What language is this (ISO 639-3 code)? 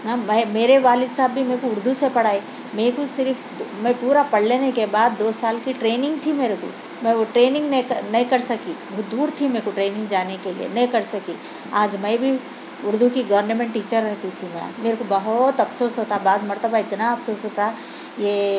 urd